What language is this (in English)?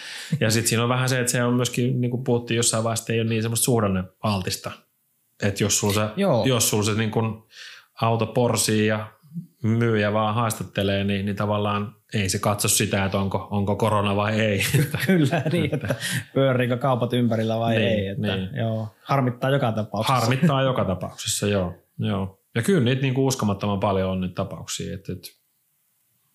Finnish